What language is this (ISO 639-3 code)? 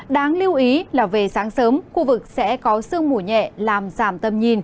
vie